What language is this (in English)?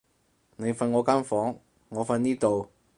Cantonese